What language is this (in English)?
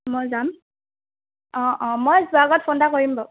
Assamese